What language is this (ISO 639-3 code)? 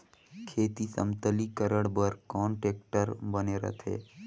hne